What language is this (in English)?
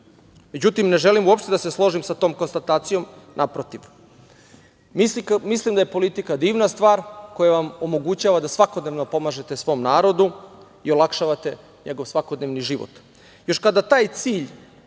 Serbian